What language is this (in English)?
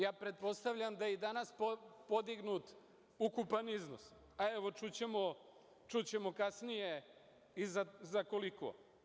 Serbian